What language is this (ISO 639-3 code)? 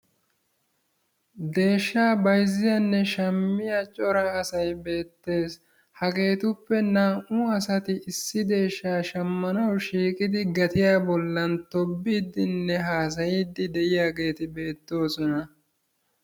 wal